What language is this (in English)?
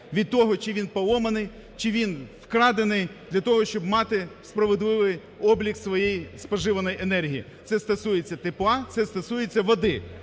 Ukrainian